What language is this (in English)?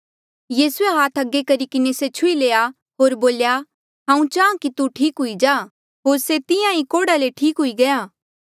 Mandeali